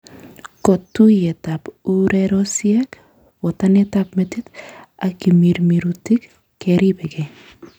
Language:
Kalenjin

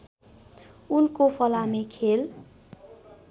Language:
Nepali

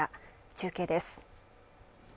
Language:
Japanese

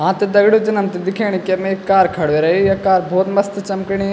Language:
Garhwali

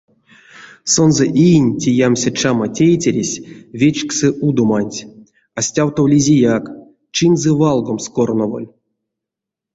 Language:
Erzya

